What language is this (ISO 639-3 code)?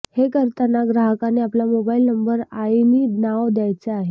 mar